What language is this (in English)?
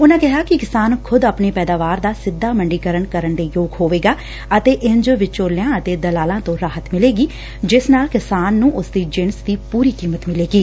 Punjabi